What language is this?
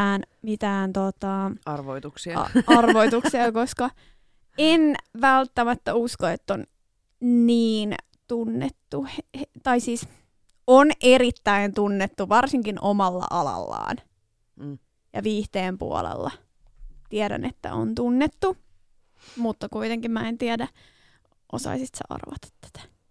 Finnish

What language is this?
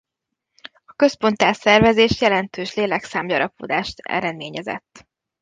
Hungarian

